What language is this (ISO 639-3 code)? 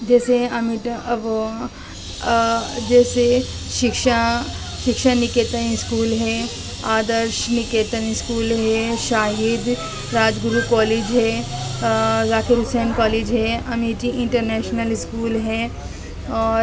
urd